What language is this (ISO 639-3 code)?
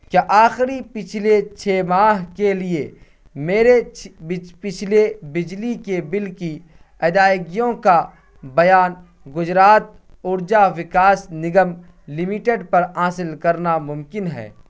urd